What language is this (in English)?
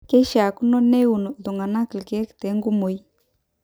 Masai